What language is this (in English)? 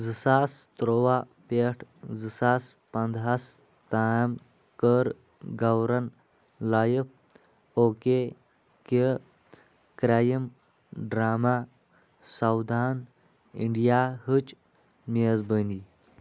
Kashmiri